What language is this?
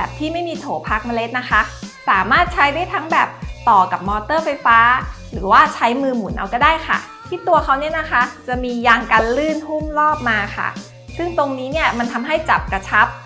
Thai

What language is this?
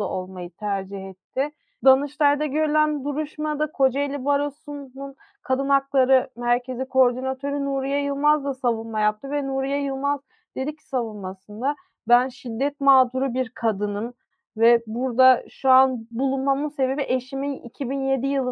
Turkish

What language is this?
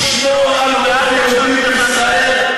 Hebrew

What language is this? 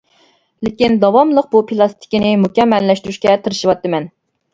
Uyghur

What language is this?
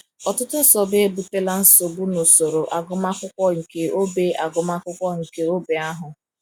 Igbo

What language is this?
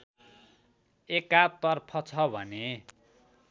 Nepali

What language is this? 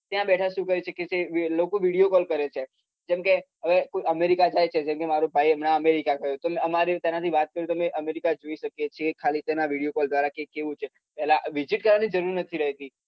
Gujarati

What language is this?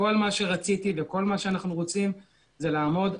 Hebrew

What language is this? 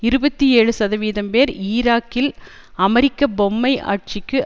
Tamil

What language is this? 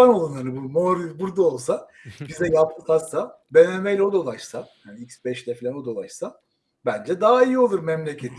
Turkish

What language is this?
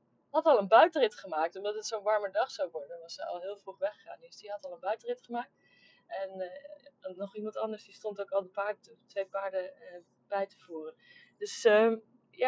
Dutch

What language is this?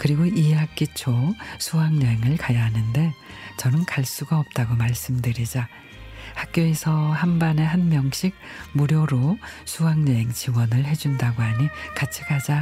Korean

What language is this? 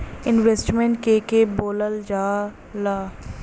Bhojpuri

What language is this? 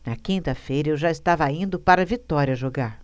Portuguese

